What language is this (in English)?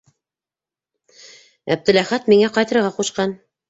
Bashkir